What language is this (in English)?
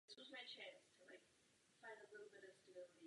Czech